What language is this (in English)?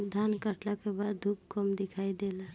Bhojpuri